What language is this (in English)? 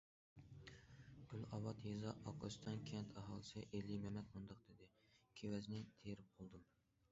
Uyghur